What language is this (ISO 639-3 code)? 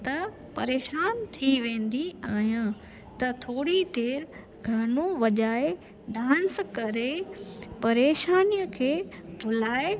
snd